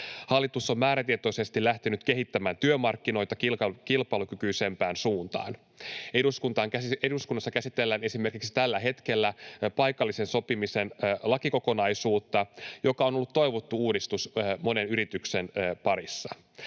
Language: Finnish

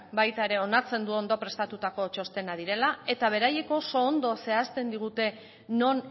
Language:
Basque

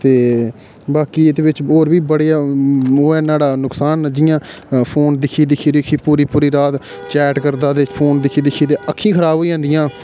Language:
Dogri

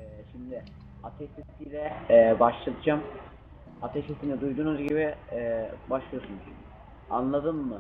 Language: Turkish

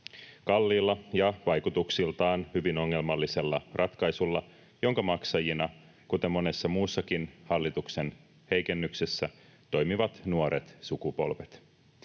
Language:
Finnish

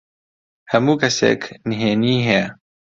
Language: Central Kurdish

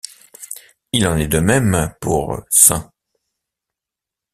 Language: French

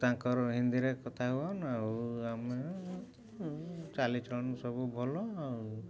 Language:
Odia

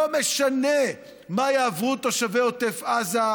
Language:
Hebrew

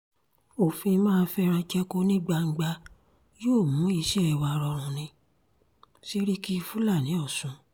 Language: Yoruba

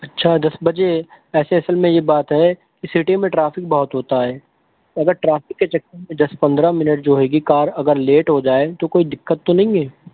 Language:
Urdu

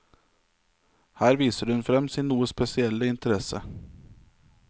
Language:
Norwegian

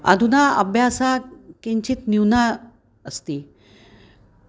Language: Sanskrit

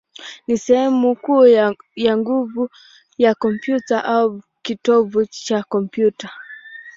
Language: Swahili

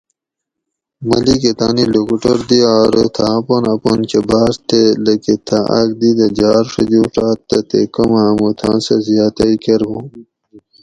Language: Gawri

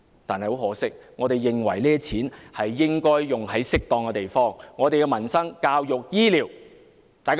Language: Cantonese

